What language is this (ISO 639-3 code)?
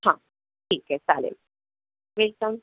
mar